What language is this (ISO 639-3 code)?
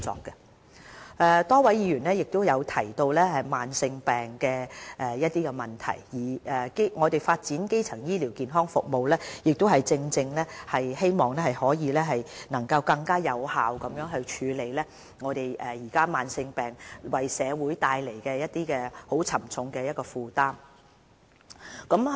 yue